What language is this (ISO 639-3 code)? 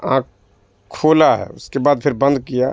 urd